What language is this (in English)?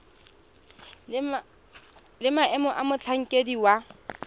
Tswana